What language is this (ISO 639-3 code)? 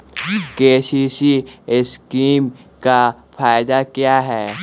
mag